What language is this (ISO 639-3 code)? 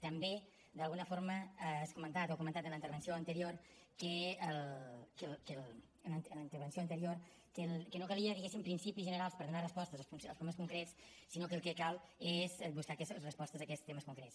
cat